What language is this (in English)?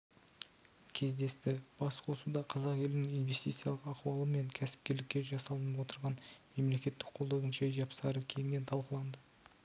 Kazakh